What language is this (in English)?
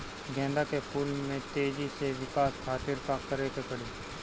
Bhojpuri